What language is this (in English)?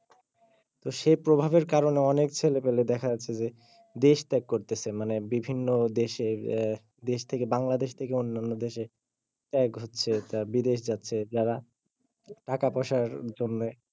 Bangla